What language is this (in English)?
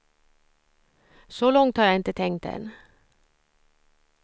Swedish